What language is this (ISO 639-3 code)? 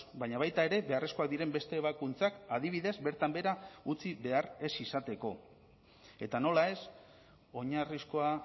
eus